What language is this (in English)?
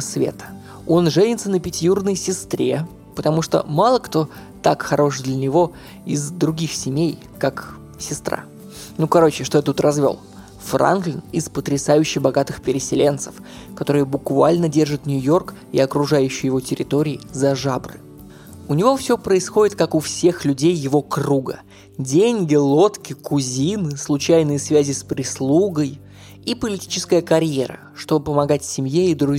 Russian